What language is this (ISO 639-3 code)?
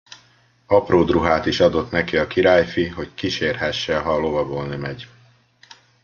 hun